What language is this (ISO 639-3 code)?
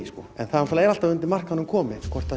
isl